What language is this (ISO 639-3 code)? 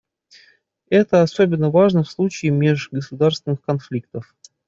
rus